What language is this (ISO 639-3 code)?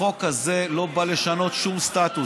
heb